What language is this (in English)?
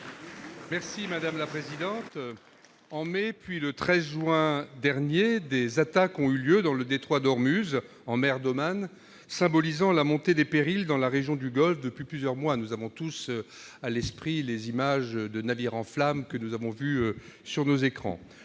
French